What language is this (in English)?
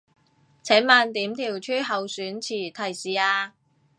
Cantonese